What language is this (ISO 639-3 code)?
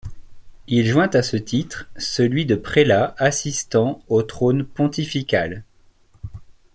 fra